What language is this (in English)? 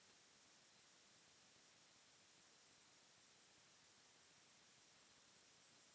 Maithili